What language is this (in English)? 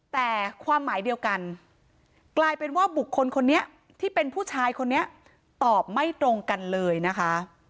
Thai